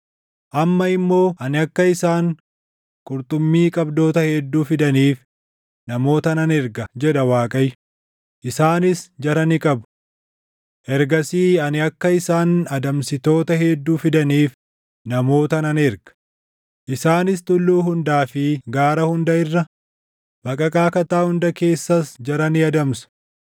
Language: Oromo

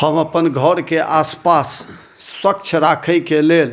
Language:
Maithili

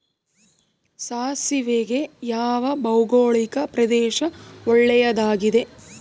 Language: Kannada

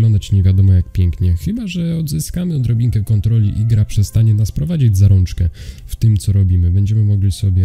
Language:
Polish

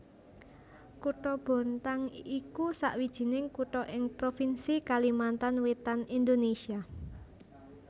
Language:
Javanese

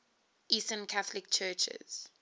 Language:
English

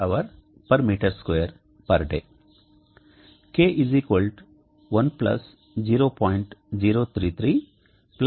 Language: Telugu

